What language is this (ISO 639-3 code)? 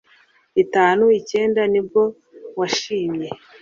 kin